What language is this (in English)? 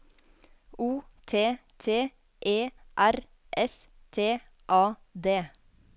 Norwegian